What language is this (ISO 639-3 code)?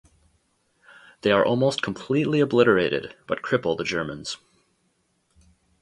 eng